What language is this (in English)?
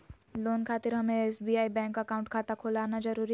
Magahi